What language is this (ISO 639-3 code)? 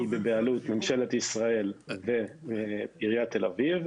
heb